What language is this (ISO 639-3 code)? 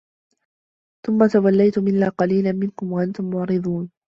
ara